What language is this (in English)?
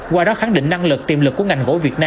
Vietnamese